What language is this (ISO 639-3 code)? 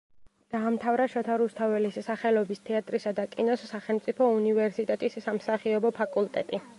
kat